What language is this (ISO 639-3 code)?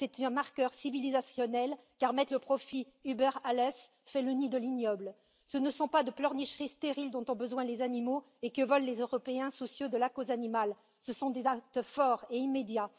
fra